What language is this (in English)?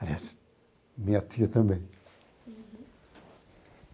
Portuguese